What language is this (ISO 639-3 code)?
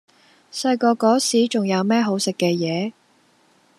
yue